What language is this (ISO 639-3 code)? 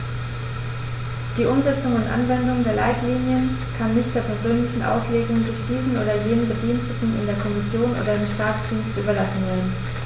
deu